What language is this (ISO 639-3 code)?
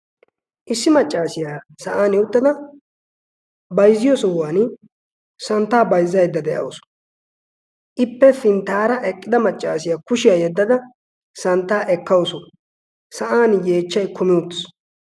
wal